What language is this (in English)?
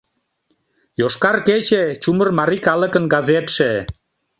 Mari